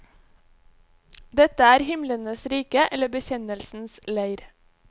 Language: Norwegian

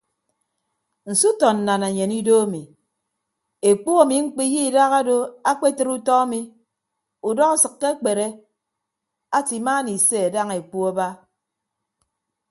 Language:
Ibibio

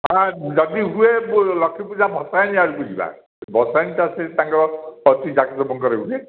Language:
Odia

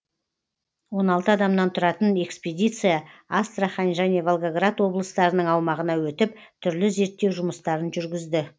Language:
Kazakh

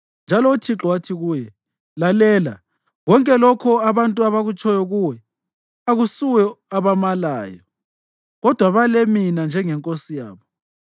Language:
North Ndebele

